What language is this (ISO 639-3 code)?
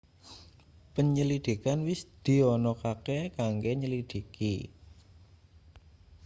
jav